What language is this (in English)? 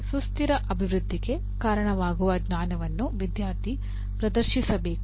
Kannada